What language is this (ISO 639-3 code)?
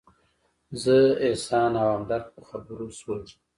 pus